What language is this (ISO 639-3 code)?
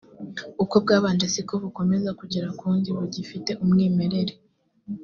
kin